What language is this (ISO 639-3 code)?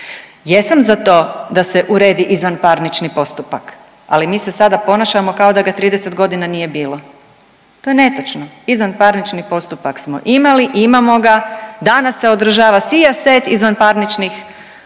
hrv